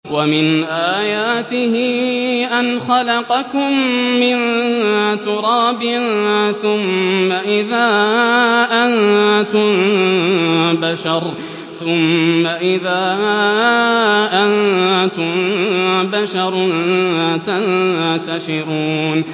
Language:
Arabic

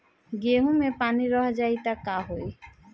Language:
Bhojpuri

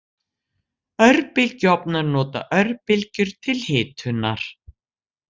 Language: Icelandic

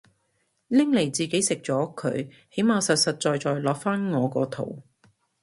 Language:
Cantonese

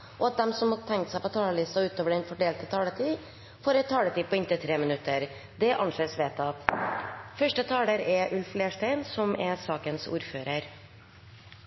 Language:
Norwegian Nynorsk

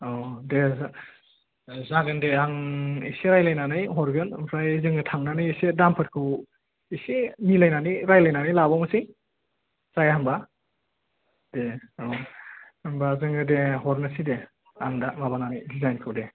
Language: Bodo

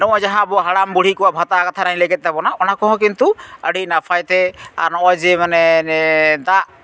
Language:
Santali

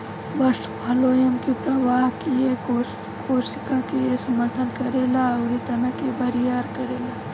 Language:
Bhojpuri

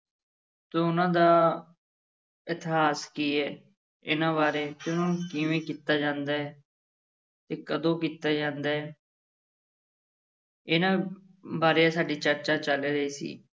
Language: Punjabi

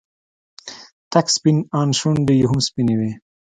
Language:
Pashto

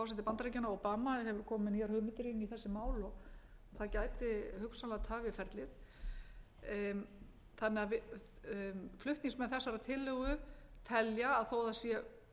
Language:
Icelandic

